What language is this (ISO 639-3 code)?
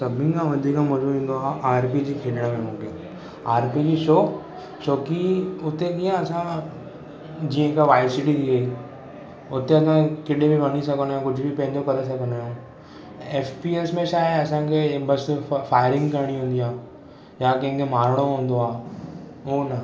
snd